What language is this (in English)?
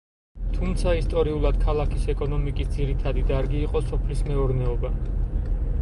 Georgian